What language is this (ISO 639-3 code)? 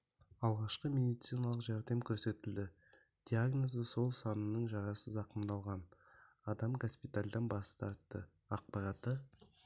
kaz